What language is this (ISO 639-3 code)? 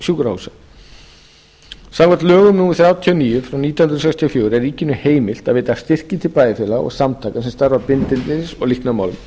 isl